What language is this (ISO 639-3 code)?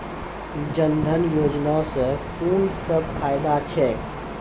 mai